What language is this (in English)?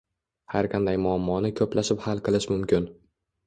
Uzbek